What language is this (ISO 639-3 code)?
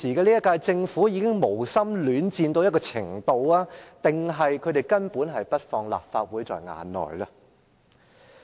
yue